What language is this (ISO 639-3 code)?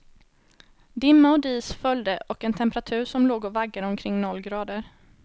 swe